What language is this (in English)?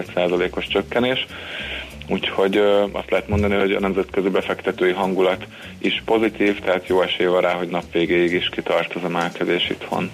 Hungarian